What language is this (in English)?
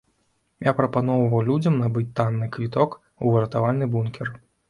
Belarusian